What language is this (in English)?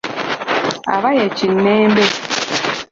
Ganda